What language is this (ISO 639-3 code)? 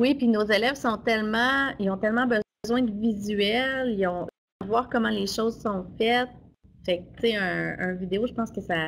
fra